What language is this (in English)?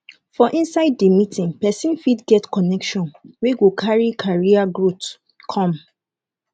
Nigerian Pidgin